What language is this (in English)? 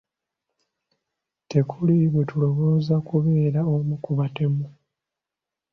Ganda